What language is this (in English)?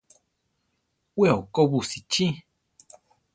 Central Tarahumara